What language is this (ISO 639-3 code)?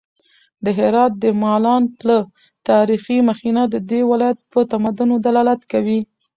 pus